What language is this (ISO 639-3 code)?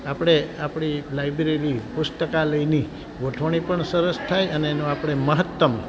guj